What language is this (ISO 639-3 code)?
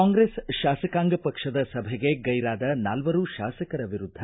kan